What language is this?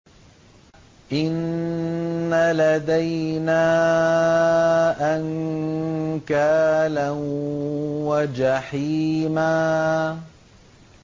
Arabic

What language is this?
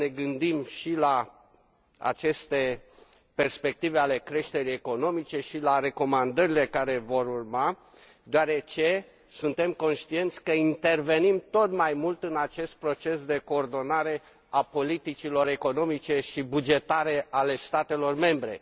Romanian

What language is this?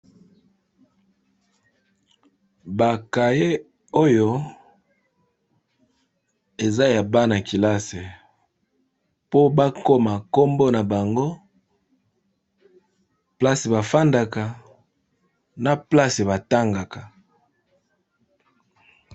Lingala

